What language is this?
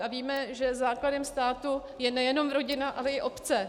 Czech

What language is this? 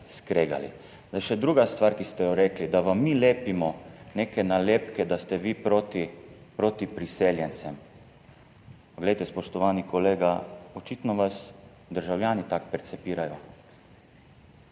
Slovenian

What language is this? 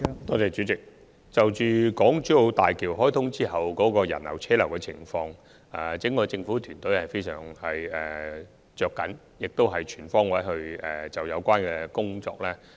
Cantonese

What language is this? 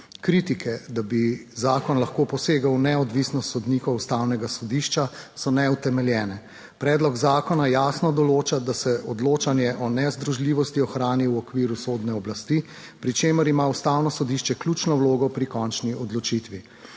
Slovenian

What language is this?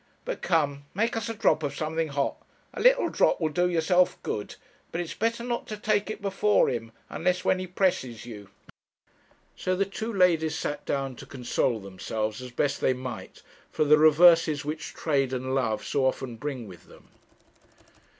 English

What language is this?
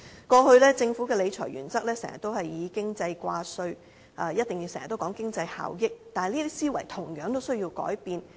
Cantonese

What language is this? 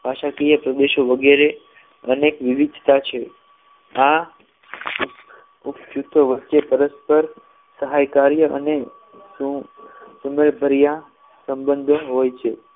Gujarati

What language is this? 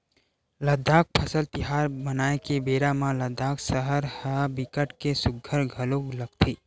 Chhattisgarhi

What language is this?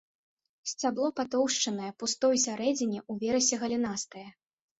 Belarusian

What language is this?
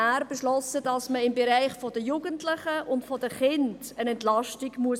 Swiss German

